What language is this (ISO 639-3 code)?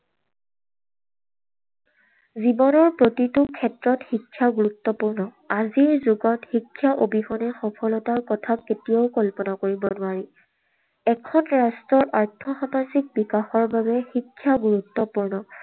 asm